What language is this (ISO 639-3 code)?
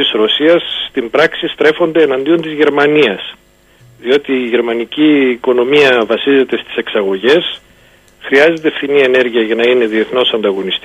ell